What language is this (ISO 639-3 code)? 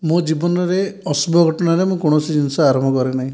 ori